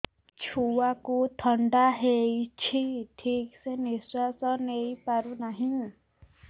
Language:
Odia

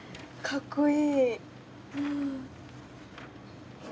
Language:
Japanese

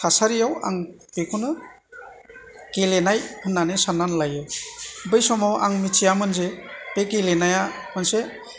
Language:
Bodo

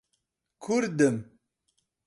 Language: Central Kurdish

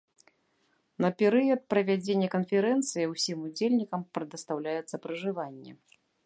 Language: Belarusian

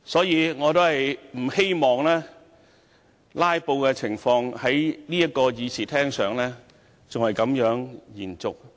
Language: Cantonese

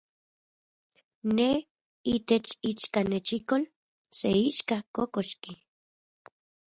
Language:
Central Puebla Nahuatl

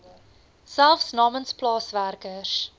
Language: Afrikaans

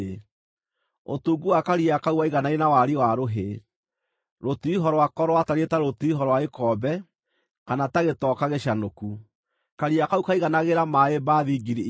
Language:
Kikuyu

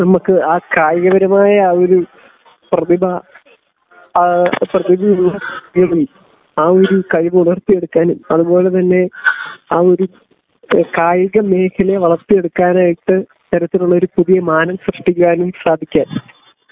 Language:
Malayalam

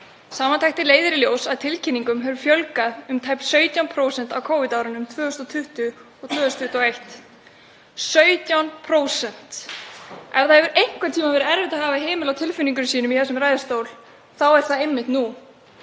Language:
Icelandic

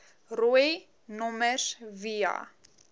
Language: Afrikaans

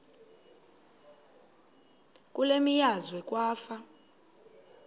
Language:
Xhosa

